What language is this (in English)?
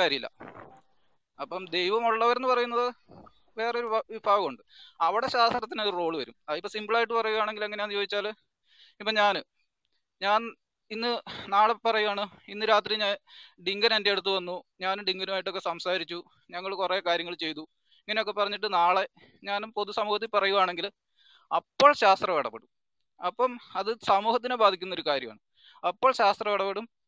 Malayalam